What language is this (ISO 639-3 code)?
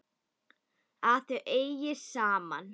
isl